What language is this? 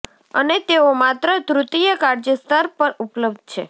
Gujarati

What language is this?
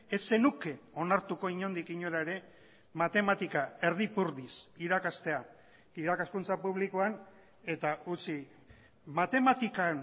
Basque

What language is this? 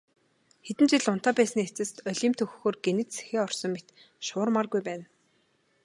Mongolian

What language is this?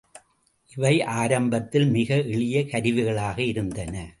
Tamil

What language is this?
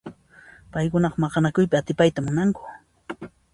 Puno Quechua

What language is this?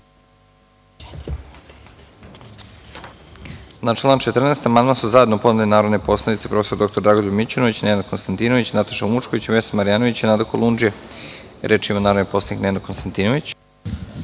Serbian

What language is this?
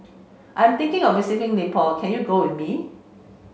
English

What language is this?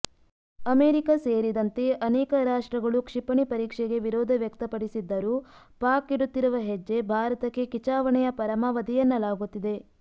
Kannada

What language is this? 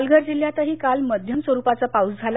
Marathi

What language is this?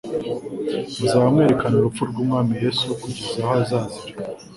Kinyarwanda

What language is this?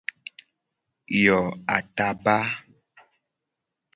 Gen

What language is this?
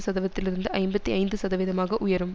Tamil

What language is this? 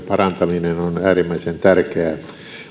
Finnish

